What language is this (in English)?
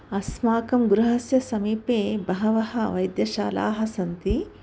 Sanskrit